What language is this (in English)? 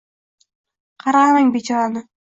Uzbek